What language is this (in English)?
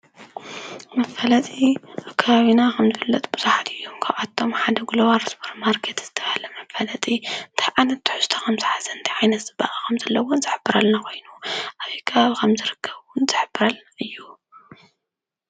Tigrinya